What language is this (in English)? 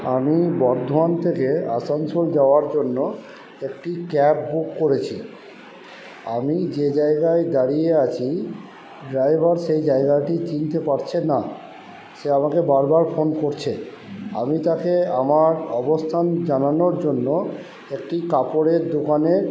Bangla